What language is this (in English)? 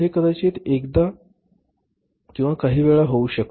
Marathi